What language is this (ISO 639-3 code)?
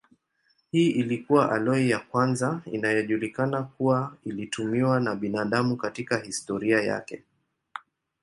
swa